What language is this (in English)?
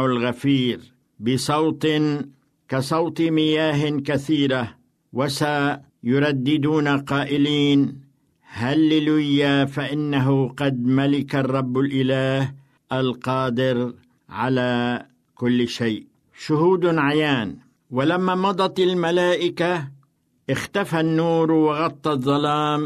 Arabic